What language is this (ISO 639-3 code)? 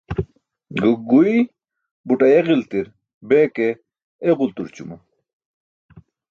bsk